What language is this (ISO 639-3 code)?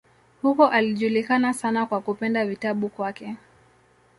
swa